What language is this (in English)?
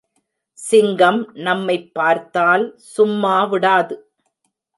Tamil